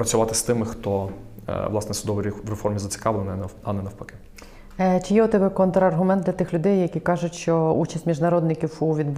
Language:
Ukrainian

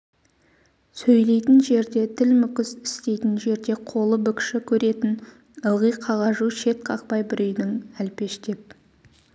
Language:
Kazakh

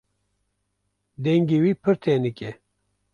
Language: Kurdish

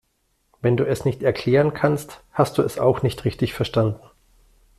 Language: German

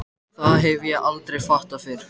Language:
Icelandic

